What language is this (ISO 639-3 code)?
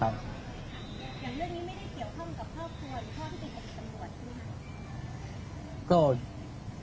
tha